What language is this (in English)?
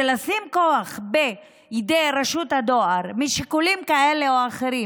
Hebrew